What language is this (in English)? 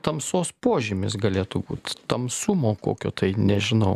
Lithuanian